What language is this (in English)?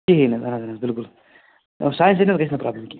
Kashmiri